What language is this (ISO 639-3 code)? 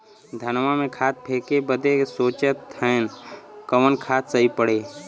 bho